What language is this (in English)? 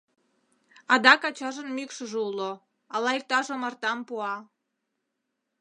Mari